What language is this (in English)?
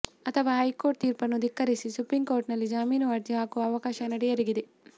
Kannada